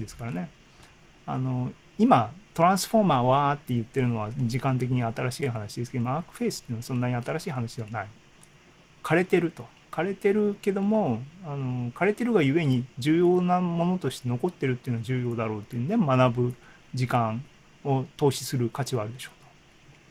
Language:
Japanese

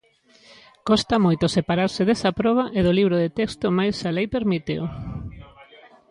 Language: Galician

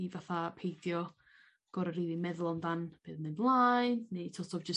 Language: Welsh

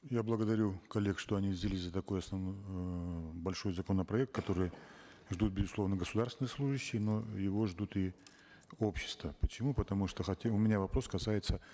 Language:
Kazakh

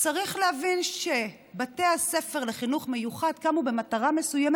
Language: Hebrew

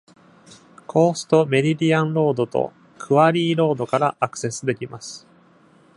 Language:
Japanese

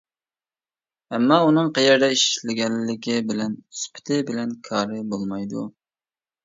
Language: Uyghur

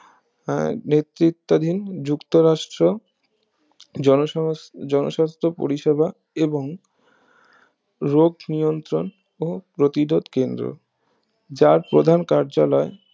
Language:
Bangla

